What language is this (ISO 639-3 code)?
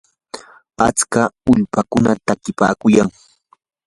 qur